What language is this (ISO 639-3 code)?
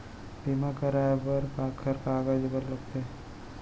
hne